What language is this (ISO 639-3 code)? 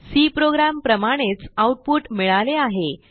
mar